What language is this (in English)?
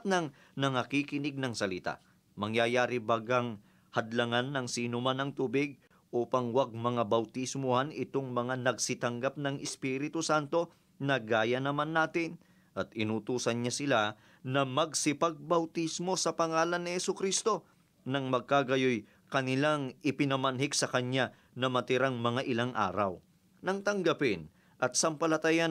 Filipino